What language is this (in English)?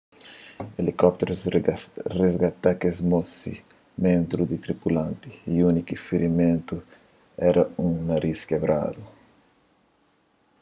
Kabuverdianu